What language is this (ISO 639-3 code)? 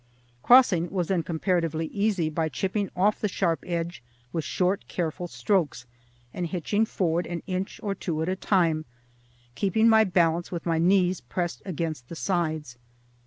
eng